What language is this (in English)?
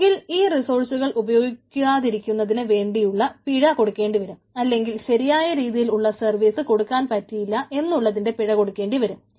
Malayalam